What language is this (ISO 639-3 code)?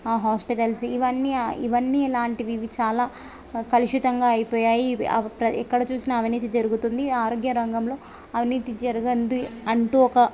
tel